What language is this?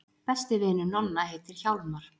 Icelandic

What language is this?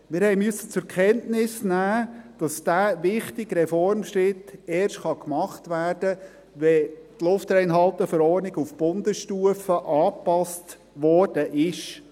Swiss German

